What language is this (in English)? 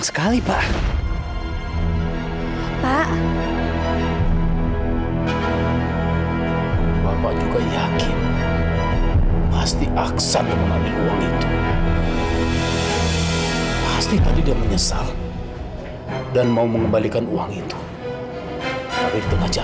Indonesian